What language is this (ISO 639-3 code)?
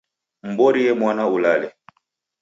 dav